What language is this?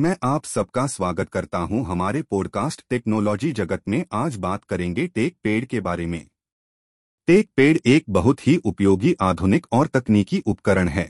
Hindi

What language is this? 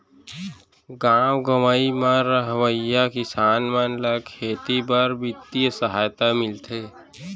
Chhattisgarhi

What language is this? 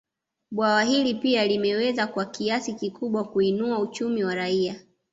Swahili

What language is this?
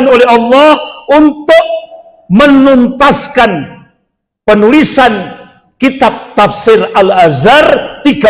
Indonesian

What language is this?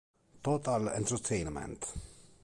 Italian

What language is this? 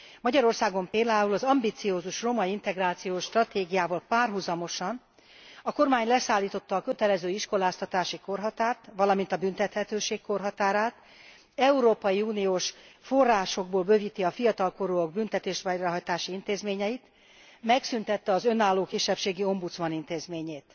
Hungarian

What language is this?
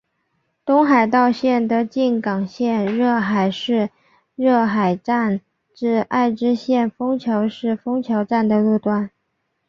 Chinese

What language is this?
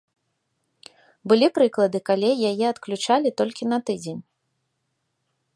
Belarusian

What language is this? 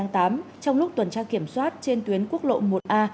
Vietnamese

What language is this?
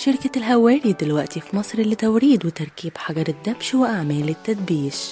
Arabic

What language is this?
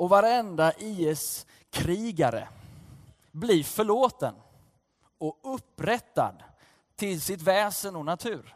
Swedish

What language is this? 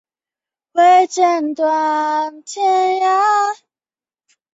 Chinese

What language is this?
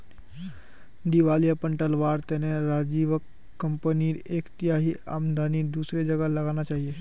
Magahi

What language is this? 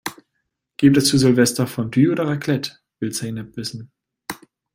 German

